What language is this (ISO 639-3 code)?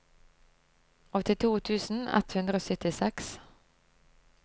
nor